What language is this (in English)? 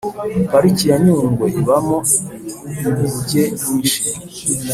Kinyarwanda